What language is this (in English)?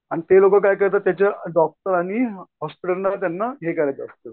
Marathi